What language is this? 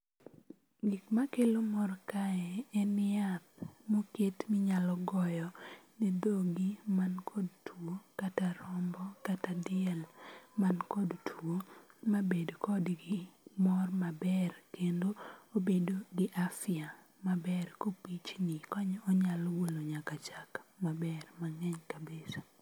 Luo (Kenya and Tanzania)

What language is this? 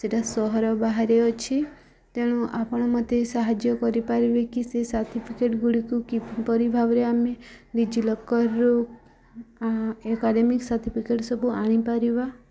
Odia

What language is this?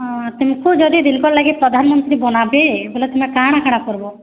Odia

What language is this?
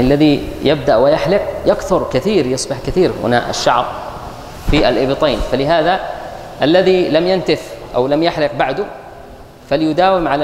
Arabic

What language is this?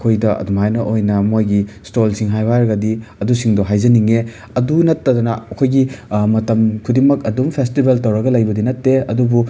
Manipuri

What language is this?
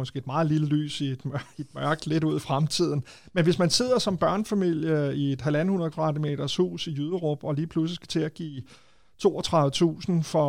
Danish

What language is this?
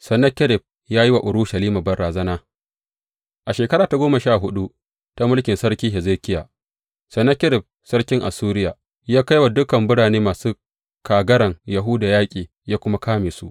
Hausa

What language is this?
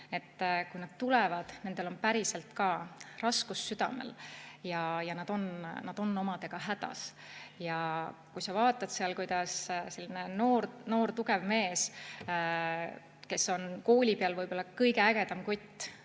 Estonian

